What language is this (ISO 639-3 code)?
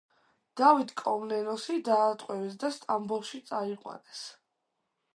kat